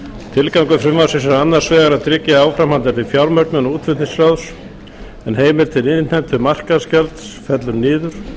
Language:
Icelandic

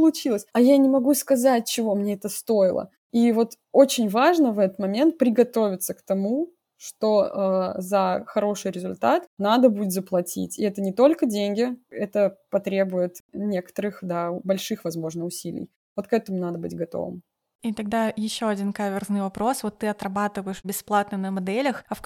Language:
Russian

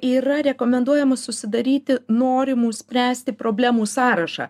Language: Lithuanian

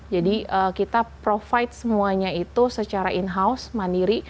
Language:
Indonesian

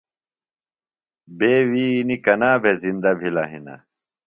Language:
Phalura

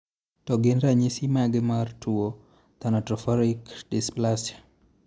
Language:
Luo (Kenya and Tanzania)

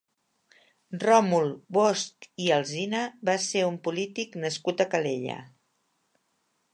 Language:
Catalan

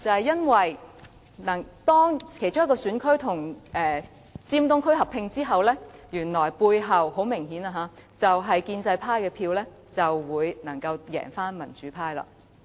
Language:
Cantonese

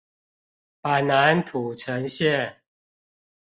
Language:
Chinese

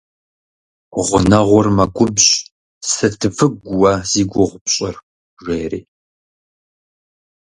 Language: Kabardian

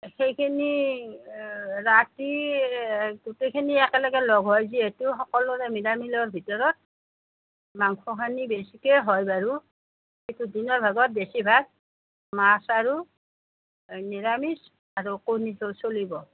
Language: Assamese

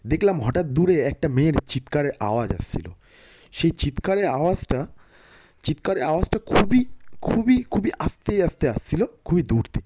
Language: Bangla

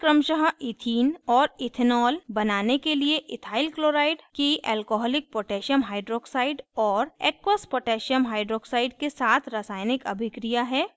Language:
Hindi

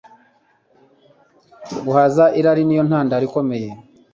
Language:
Kinyarwanda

